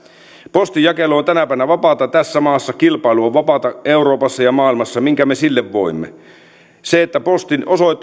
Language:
Finnish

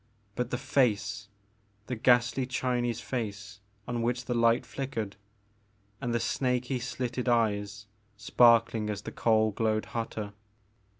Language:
English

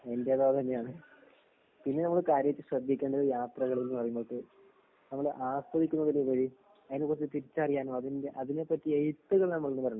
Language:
Malayalam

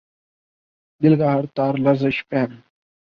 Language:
Urdu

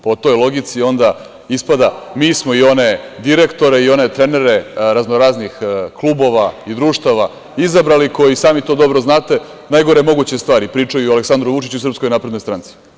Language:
Serbian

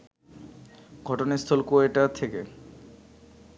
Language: Bangla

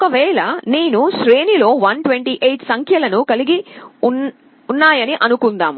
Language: Telugu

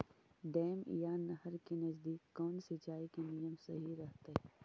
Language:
Magahi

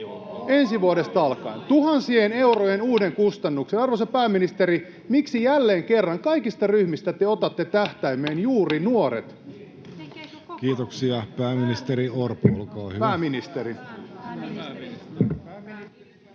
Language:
Finnish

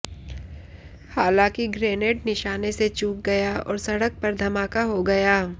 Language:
Hindi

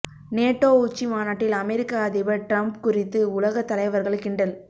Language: Tamil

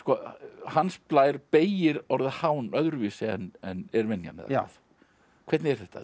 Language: Icelandic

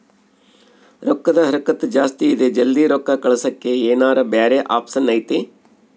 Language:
Kannada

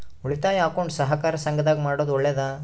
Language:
Kannada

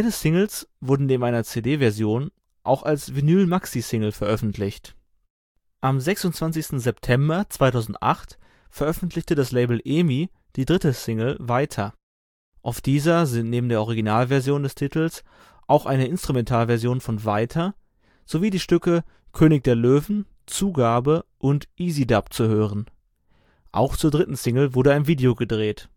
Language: German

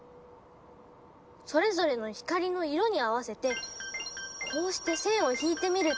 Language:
Japanese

